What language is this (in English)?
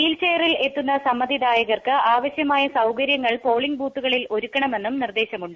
Malayalam